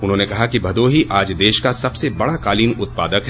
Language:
Hindi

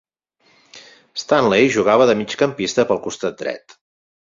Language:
Catalan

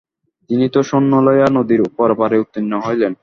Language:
Bangla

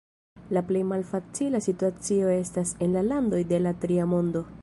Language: Esperanto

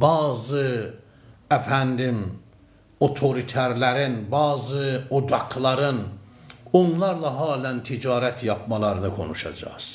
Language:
Turkish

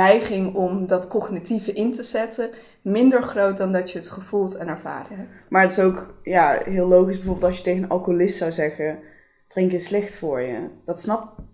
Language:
Dutch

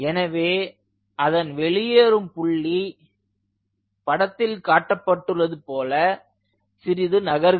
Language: Tamil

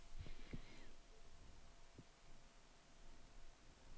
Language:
Danish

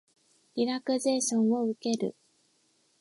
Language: Japanese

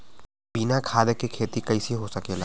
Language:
Bhojpuri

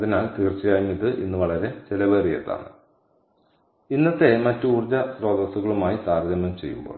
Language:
Malayalam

